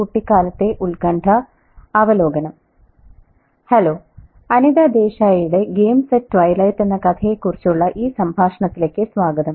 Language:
Malayalam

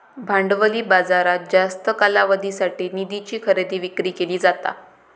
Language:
Marathi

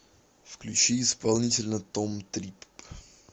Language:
Russian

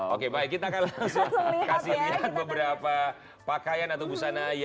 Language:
Indonesian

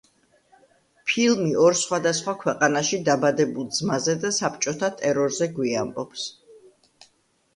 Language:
Georgian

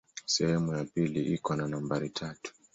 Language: Swahili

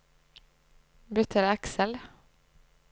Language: Norwegian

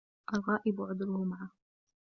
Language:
Arabic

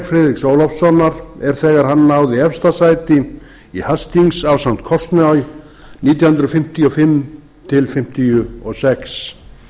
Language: Icelandic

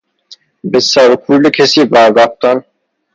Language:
Persian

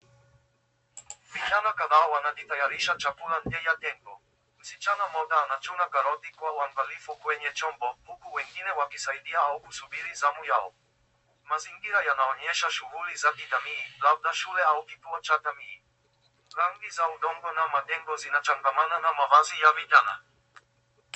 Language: Swahili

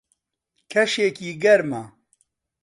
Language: Central Kurdish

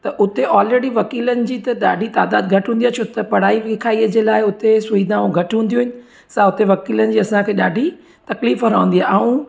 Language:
Sindhi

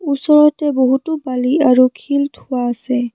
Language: Assamese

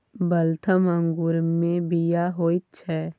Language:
Maithili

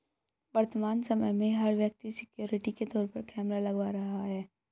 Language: Hindi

